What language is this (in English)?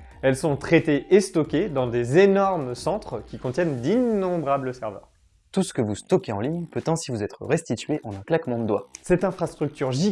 French